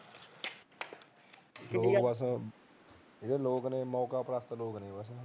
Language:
Punjabi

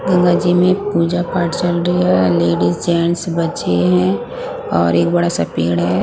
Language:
Hindi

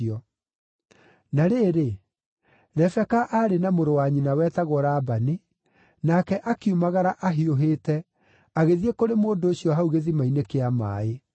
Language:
Kikuyu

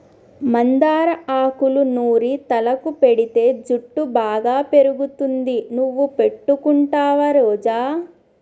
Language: Telugu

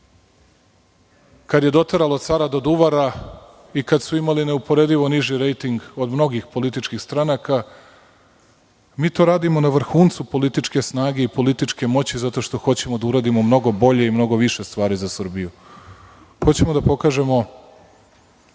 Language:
Serbian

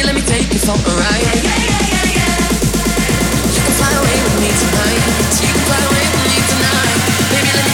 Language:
English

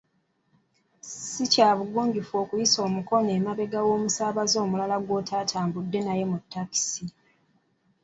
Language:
Ganda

